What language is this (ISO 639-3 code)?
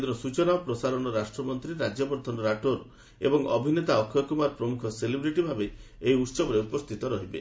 ori